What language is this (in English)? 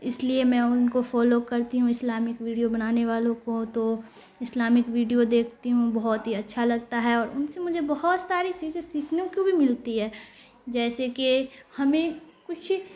Urdu